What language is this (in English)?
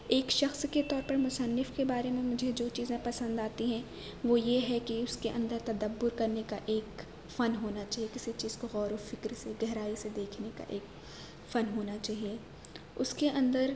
Urdu